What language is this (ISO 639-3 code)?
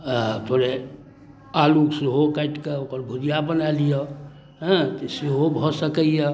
mai